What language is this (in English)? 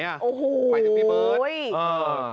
Thai